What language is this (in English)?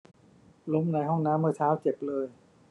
Thai